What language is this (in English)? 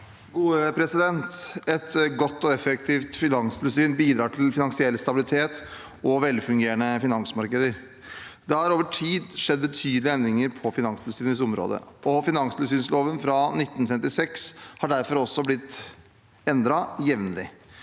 Norwegian